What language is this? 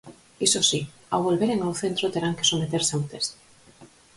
Galician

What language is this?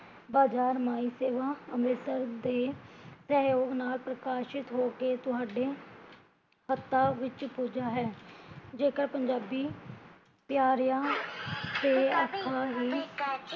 Punjabi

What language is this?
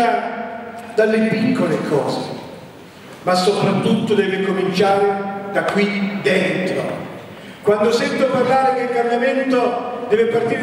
Italian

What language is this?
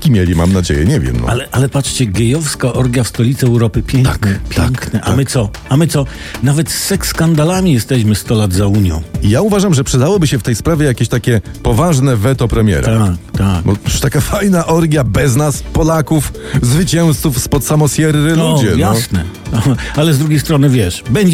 Polish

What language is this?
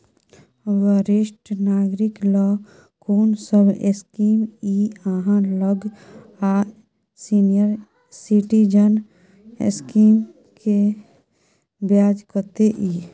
Maithili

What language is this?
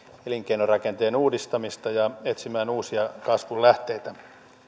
Finnish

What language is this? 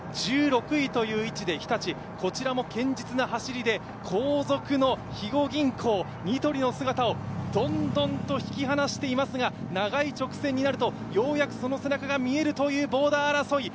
Japanese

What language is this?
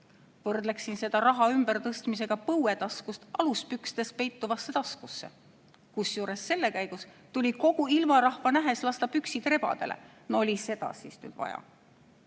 Estonian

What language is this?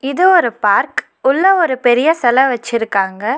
Tamil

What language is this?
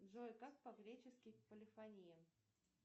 Russian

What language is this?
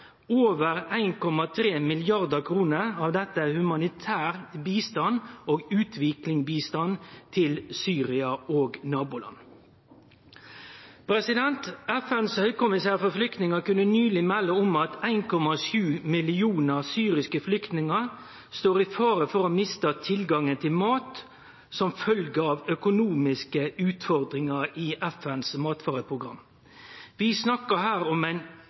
Norwegian Nynorsk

